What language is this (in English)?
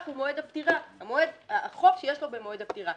Hebrew